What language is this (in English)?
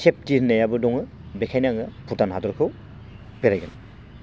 Bodo